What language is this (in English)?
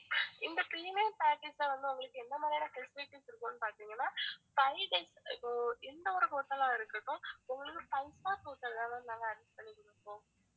Tamil